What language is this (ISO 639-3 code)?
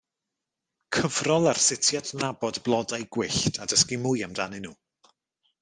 cym